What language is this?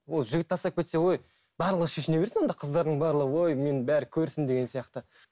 Kazakh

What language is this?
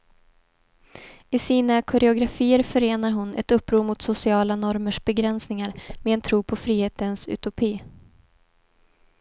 Swedish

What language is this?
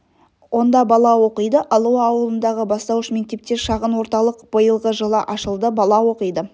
Kazakh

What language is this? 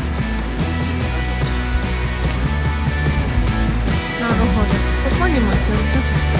Japanese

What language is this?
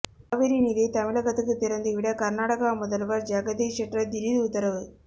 Tamil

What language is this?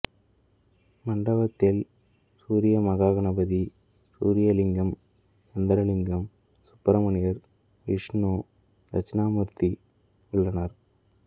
Tamil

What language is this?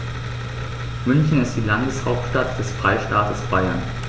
German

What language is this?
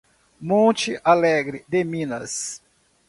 Portuguese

